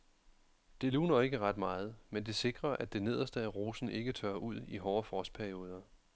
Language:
Danish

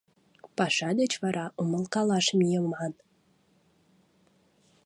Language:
Mari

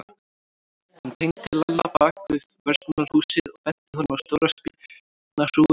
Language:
Icelandic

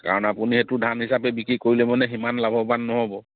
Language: Assamese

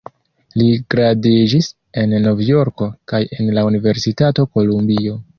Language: Esperanto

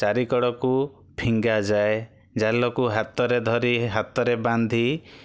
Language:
Odia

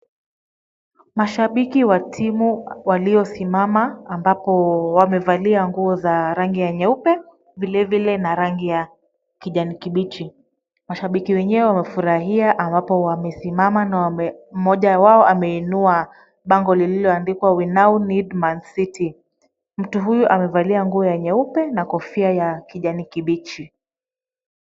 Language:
Swahili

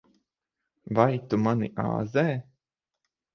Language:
Latvian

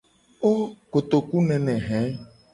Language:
Gen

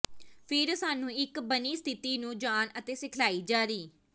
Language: Punjabi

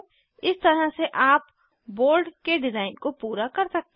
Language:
Hindi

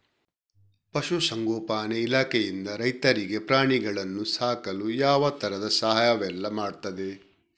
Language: Kannada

